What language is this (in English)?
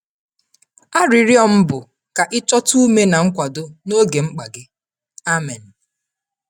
Igbo